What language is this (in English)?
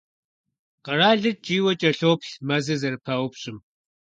Kabardian